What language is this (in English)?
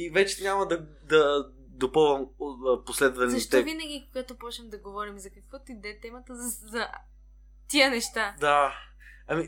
Bulgarian